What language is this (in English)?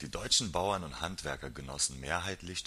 German